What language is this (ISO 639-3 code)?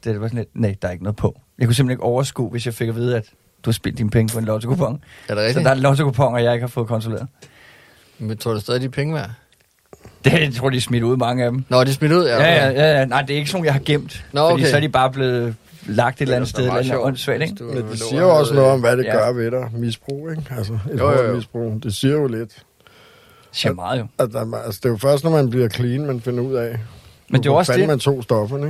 dan